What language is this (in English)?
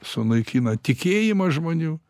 Lithuanian